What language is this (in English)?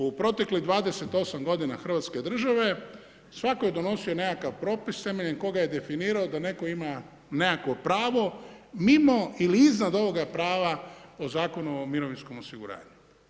Croatian